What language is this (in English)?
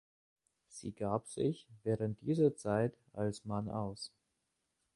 German